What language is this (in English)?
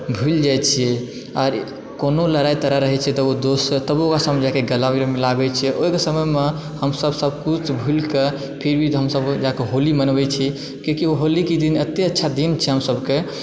Maithili